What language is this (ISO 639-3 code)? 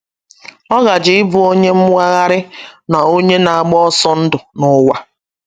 ibo